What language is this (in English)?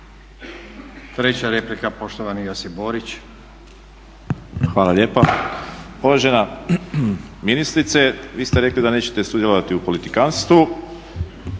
Croatian